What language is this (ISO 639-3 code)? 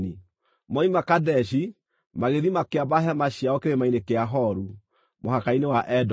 kik